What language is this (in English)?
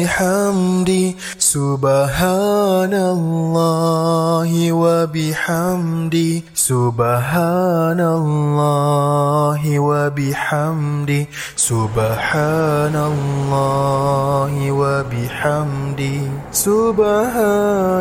Malay